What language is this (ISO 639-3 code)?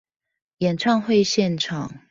zho